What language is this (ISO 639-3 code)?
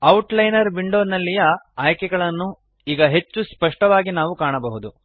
kan